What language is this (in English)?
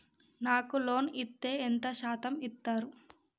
Telugu